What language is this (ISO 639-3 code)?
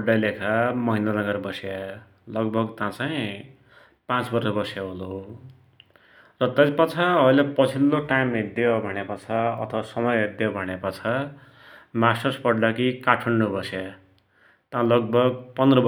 dty